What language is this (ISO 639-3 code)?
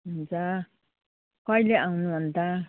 nep